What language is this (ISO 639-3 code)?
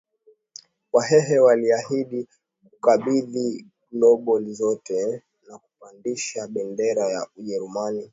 swa